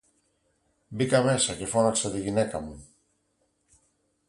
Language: Greek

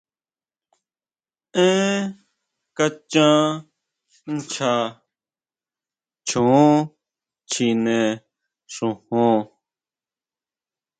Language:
Huautla Mazatec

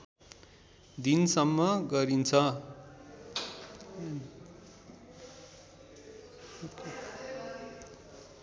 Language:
Nepali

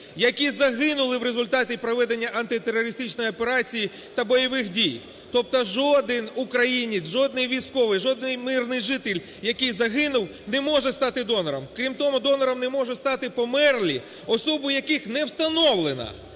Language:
Ukrainian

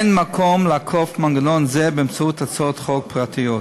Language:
Hebrew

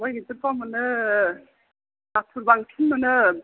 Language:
Bodo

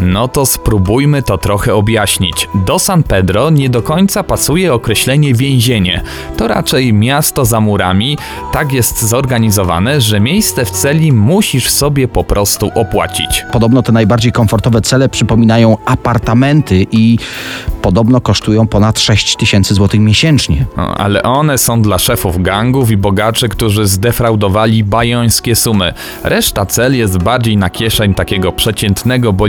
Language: Polish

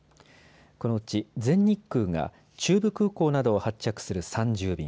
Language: Japanese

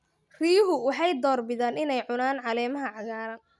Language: Somali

